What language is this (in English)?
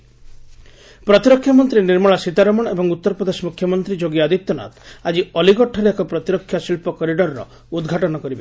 Odia